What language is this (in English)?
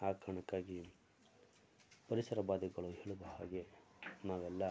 Kannada